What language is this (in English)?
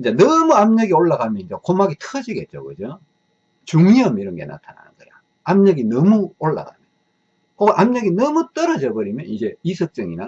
Korean